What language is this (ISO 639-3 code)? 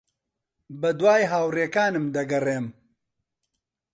ckb